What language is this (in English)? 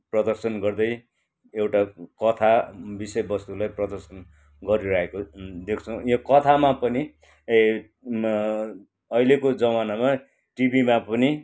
Nepali